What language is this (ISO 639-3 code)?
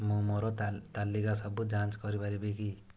ori